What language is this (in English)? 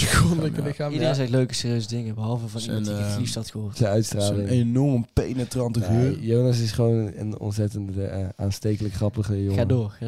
Dutch